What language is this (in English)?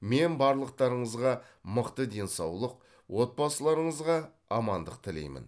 Kazakh